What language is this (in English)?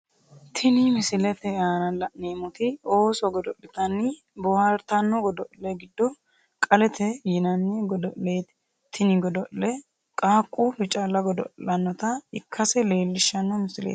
Sidamo